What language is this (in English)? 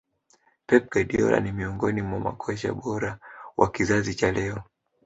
Swahili